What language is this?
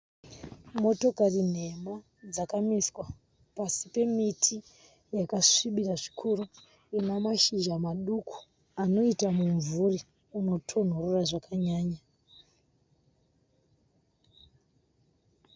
Shona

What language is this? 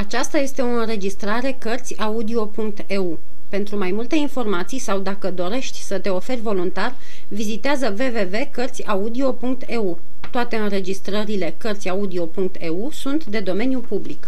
Romanian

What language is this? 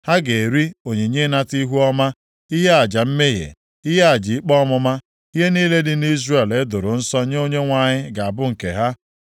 Igbo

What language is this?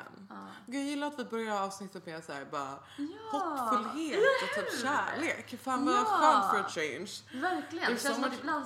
Swedish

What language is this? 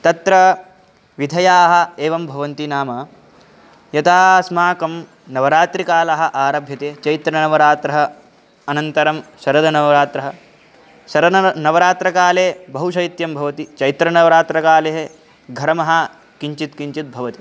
Sanskrit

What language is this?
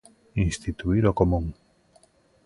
Galician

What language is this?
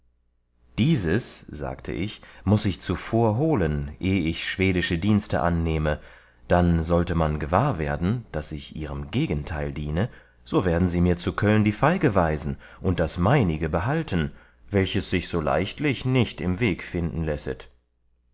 German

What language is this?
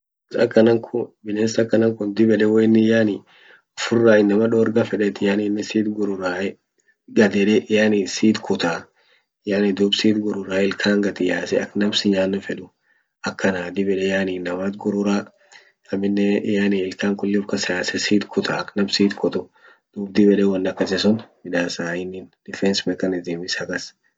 Orma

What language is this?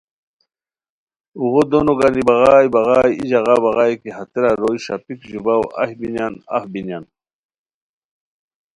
Khowar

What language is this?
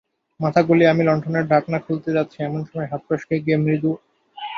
Bangla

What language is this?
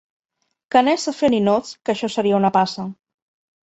Catalan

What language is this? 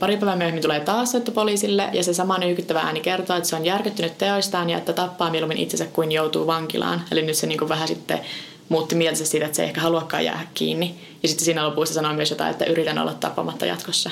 Finnish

